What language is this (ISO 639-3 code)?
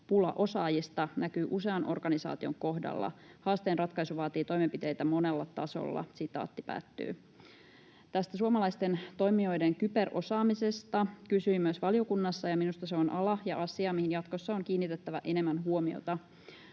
fin